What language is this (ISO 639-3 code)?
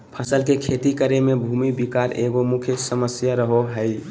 mag